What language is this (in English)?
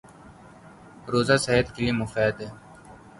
Urdu